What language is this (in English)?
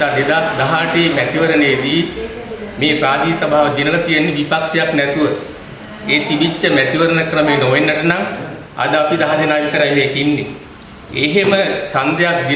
Indonesian